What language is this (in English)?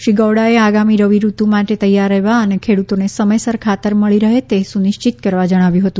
Gujarati